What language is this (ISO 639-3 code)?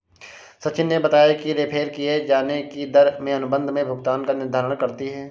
hin